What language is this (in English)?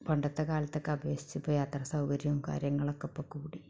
Malayalam